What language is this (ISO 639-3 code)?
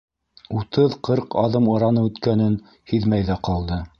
bak